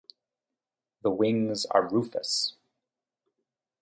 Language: English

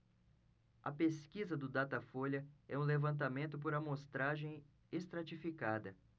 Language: Portuguese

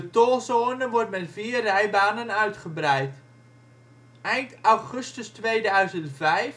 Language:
Dutch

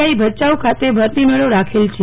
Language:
Gujarati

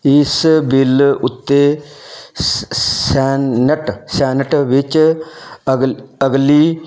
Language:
Punjabi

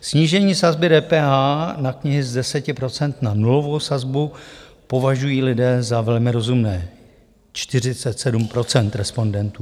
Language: Czech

